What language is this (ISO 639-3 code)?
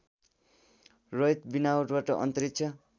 nep